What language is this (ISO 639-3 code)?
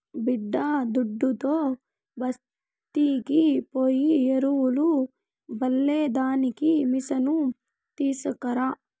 tel